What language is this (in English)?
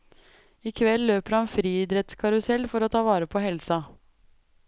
Norwegian